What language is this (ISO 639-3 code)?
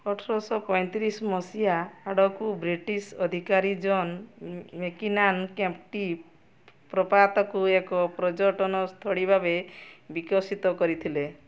ori